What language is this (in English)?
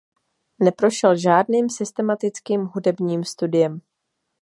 Czech